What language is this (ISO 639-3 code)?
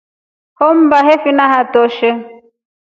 rof